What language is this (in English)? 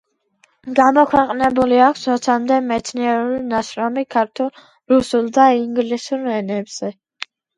Georgian